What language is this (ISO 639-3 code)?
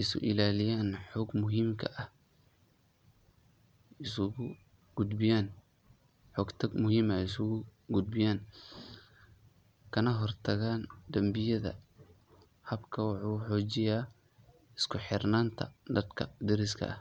som